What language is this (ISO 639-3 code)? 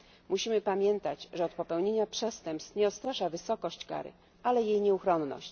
pol